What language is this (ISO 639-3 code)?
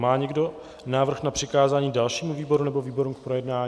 ces